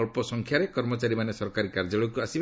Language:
Odia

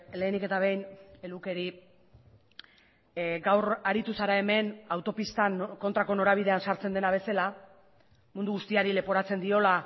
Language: Basque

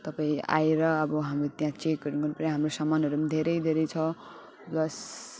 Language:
Nepali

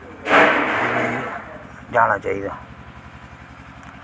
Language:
Dogri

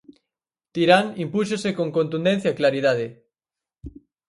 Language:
Galician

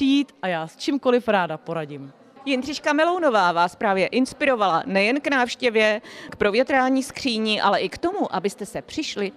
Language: Czech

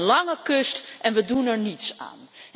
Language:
Dutch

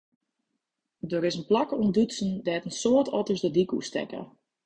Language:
Western Frisian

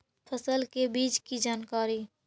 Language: Magahi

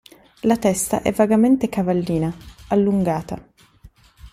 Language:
Italian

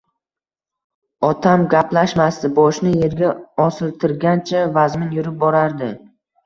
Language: Uzbek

